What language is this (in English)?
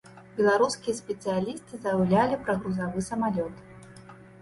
Belarusian